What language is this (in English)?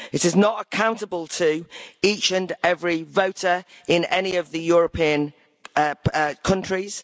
English